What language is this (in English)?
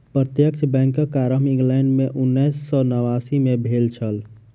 Maithili